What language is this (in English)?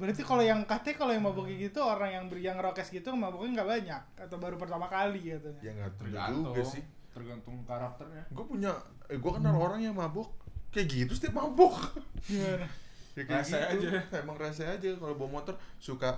Indonesian